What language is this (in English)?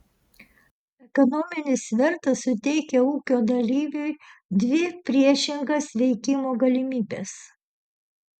Lithuanian